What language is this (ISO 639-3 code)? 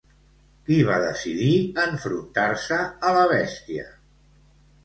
cat